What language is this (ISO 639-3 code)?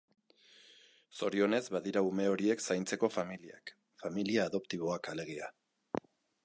eus